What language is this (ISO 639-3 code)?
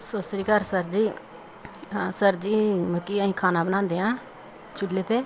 pan